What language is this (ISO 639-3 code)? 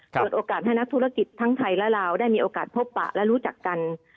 tha